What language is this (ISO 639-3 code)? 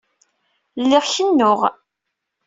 kab